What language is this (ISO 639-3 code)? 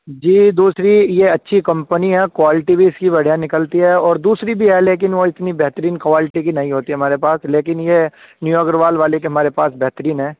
urd